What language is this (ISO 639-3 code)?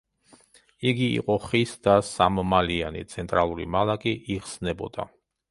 kat